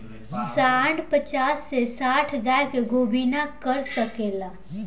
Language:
Bhojpuri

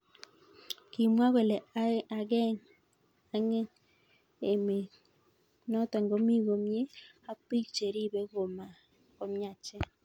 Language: Kalenjin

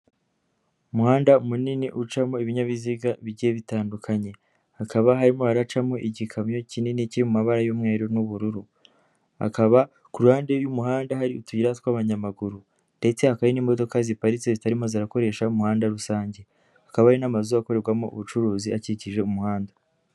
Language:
Kinyarwanda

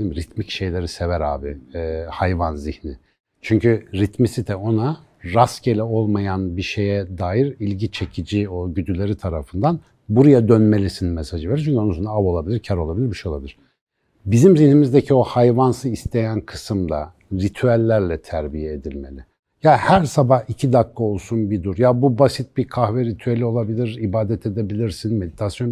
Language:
Turkish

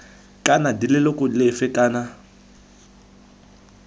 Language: Tswana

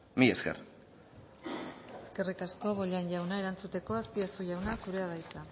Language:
Basque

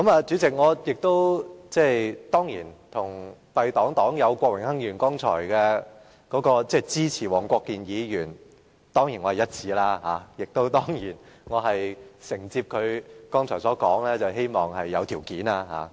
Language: Cantonese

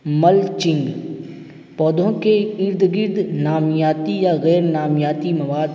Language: Urdu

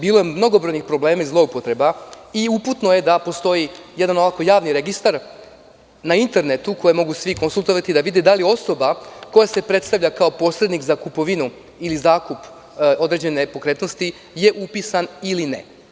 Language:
Serbian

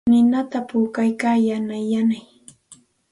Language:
Santa Ana de Tusi Pasco Quechua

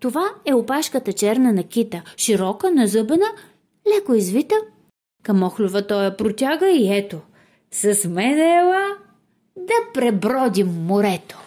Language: Bulgarian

